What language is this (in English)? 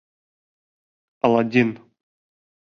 Bashkir